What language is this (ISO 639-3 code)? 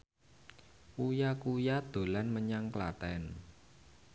jav